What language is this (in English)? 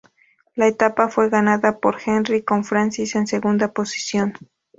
Spanish